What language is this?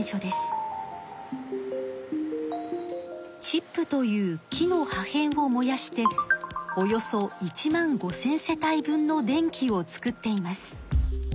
Japanese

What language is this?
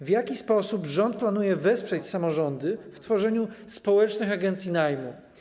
Polish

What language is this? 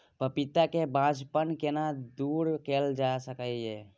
Maithili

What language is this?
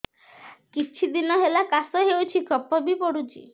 Odia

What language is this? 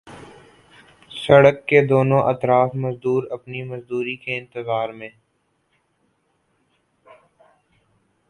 Urdu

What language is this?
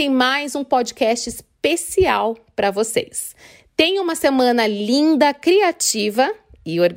Portuguese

